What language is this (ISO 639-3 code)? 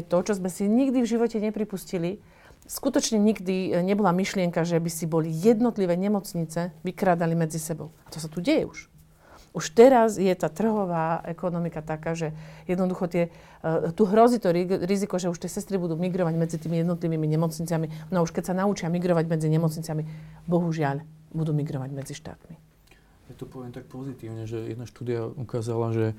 slk